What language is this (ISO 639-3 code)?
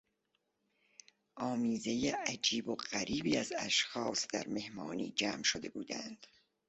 fas